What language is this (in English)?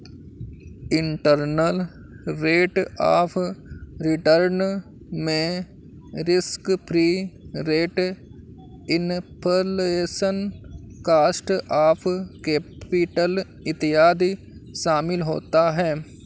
Hindi